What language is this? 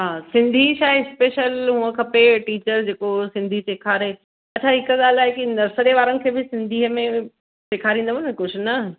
Sindhi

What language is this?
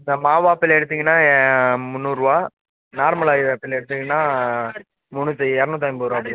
Tamil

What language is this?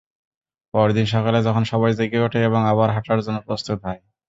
Bangla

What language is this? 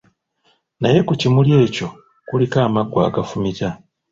Ganda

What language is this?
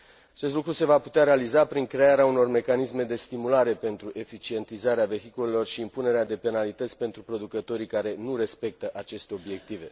Romanian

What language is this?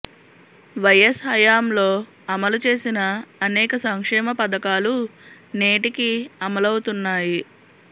Telugu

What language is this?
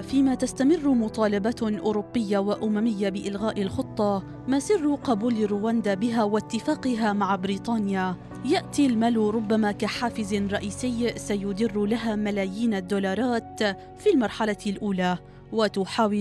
Arabic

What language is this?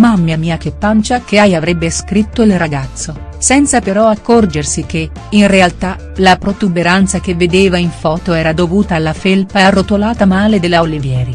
Italian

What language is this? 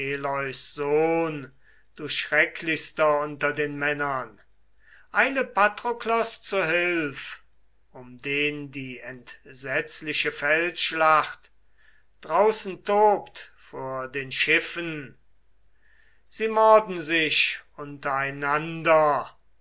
German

